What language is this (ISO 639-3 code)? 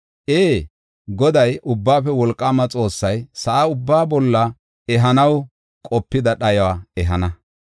gof